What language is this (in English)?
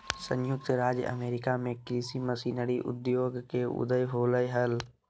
Magahi